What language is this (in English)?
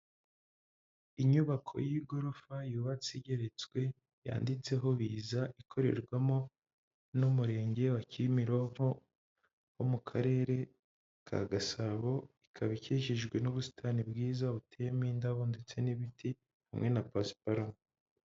Kinyarwanda